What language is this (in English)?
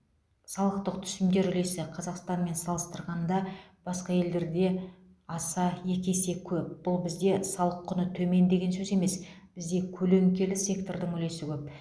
Kazakh